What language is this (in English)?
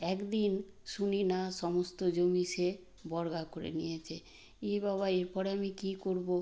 Bangla